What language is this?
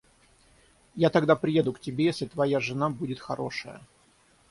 Russian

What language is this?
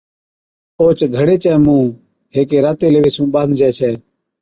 Od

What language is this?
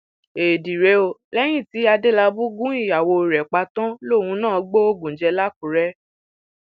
Yoruba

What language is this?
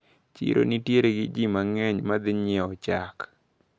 Luo (Kenya and Tanzania)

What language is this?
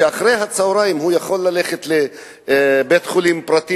Hebrew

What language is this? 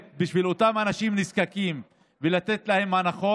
Hebrew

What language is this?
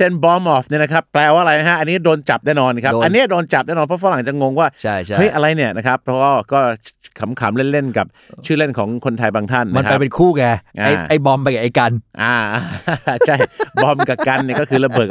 Thai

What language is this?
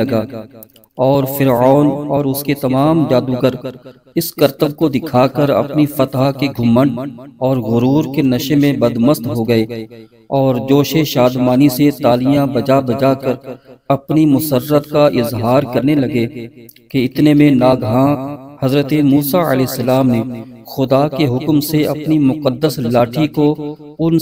Hindi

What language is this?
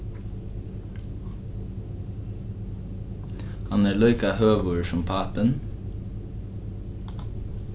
Faroese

